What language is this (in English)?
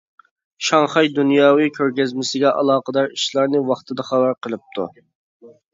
Uyghur